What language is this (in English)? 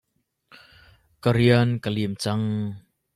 Hakha Chin